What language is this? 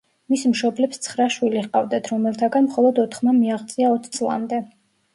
Georgian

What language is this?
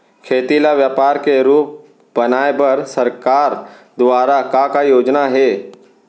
Chhattisgarhi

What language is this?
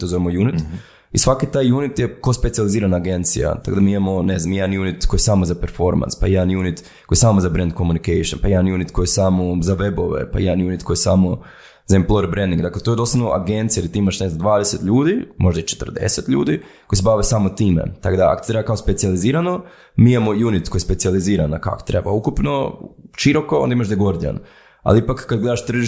Croatian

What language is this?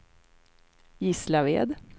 Swedish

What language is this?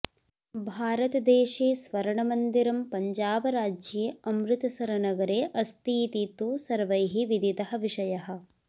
Sanskrit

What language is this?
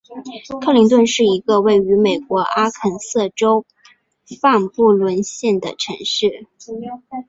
Chinese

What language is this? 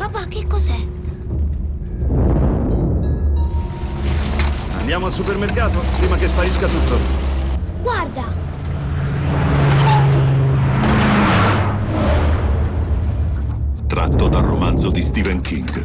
Italian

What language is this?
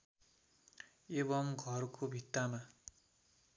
Nepali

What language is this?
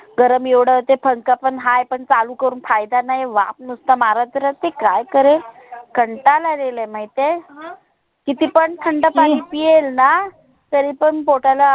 Marathi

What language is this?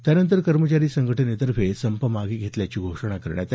Marathi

